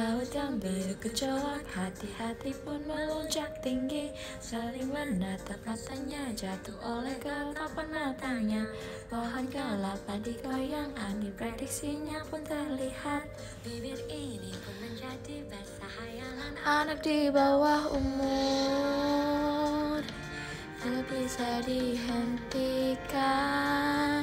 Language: Indonesian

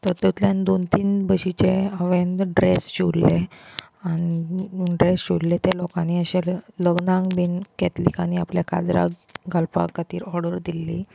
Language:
Konkani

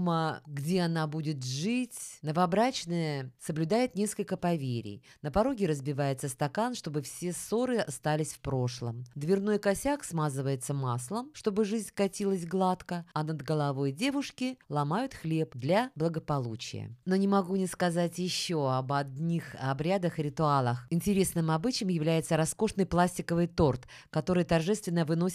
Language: Russian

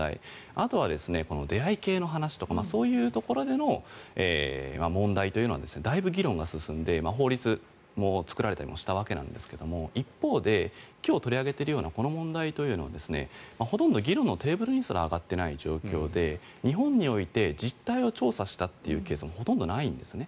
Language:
Japanese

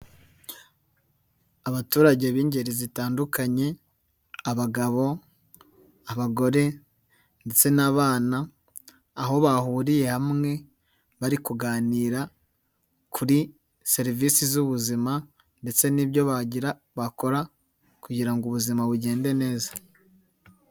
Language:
Kinyarwanda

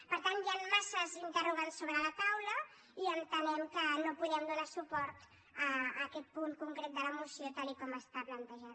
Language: Catalan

